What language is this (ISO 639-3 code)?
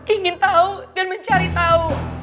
ind